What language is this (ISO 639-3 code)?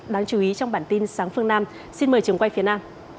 vie